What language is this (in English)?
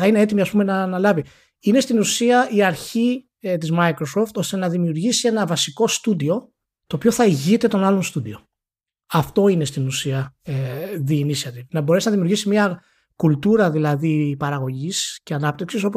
Greek